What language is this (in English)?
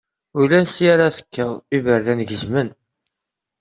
Kabyle